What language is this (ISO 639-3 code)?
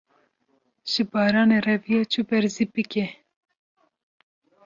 kur